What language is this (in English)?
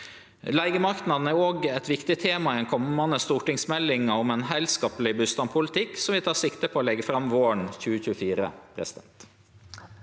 Norwegian